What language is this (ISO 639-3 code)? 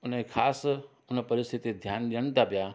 snd